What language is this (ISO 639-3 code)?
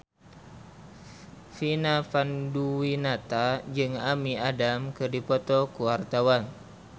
sun